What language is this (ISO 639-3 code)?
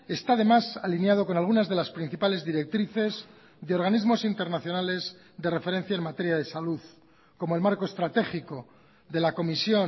spa